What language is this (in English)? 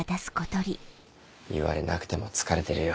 Japanese